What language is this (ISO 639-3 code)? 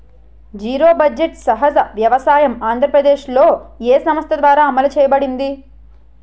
tel